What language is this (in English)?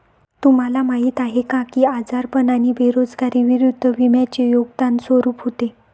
Marathi